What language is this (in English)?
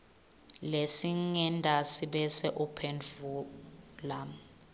Swati